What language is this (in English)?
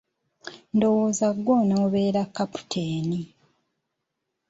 Ganda